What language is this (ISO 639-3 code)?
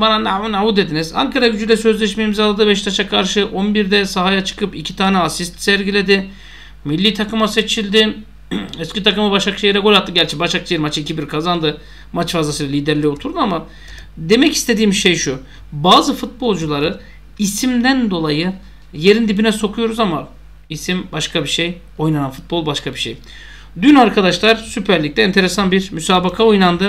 tur